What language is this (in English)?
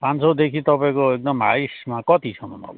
Nepali